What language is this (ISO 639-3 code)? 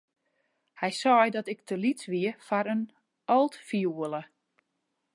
fry